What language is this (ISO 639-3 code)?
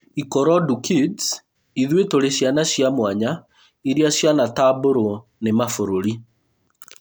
kik